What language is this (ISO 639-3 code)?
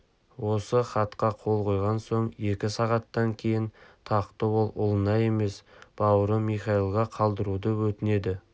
kaz